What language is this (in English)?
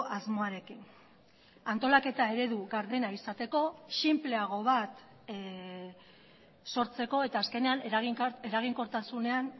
Basque